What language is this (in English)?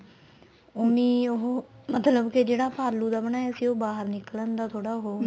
Punjabi